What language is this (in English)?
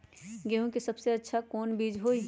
Magahi